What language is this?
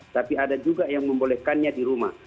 Indonesian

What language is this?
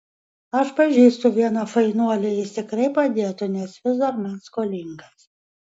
Lithuanian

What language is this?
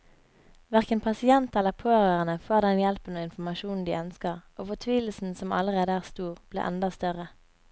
Norwegian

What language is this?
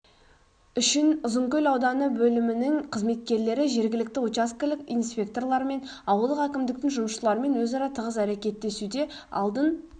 Kazakh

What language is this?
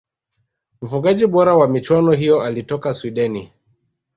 Swahili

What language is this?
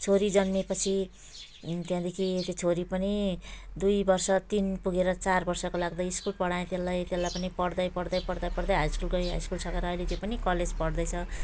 Nepali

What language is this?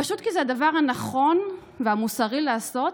Hebrew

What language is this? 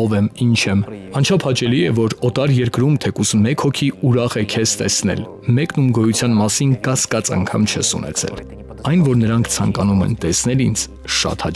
Romanian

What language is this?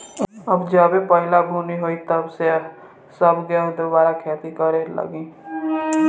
Bhojpuri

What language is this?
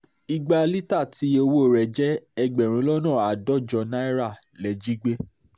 Yoruba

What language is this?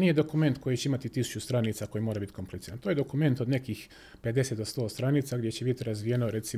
Croatian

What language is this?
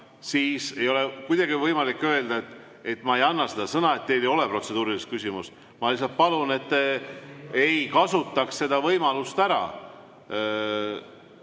Estonian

